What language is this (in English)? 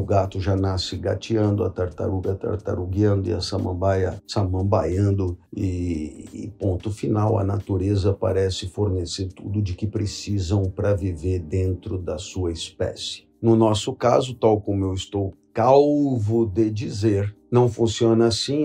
Portuguese